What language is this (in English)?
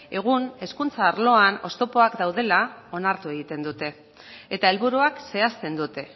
Basque